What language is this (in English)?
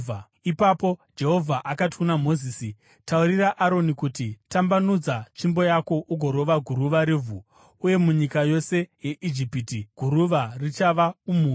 Shona